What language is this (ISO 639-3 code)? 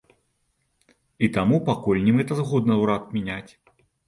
bel